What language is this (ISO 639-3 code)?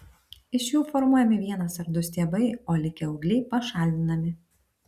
lit